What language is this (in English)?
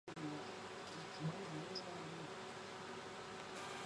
Chinese